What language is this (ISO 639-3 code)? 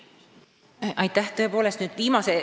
est